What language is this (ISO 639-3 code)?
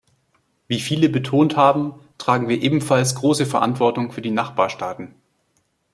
deu